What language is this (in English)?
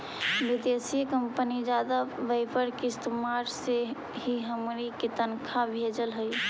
Magahi